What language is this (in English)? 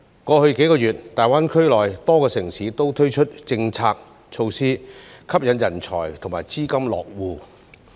Cantonese